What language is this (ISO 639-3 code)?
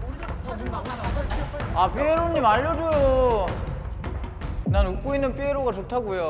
kor